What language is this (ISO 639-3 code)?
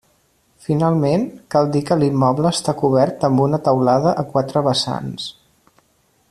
cat